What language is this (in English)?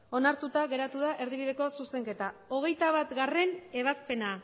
Basque